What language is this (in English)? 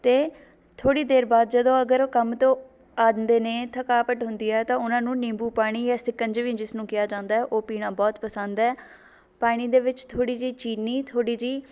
Punjabi